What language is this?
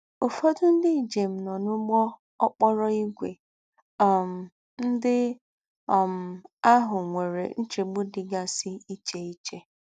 Igbo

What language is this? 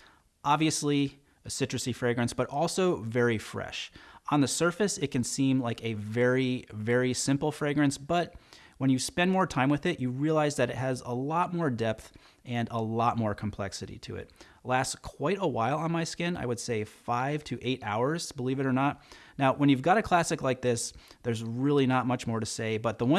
English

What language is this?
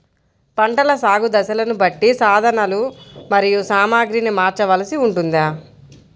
Telugu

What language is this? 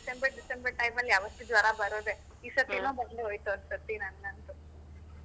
Kannada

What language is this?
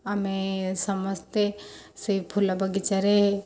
Odia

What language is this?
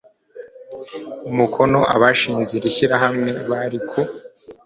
Kinyarwanda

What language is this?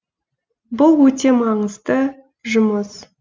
Kazakh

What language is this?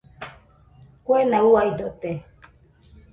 Nüpode Huitoto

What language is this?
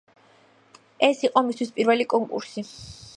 Georgian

